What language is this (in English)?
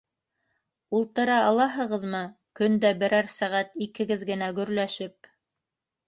Bashkir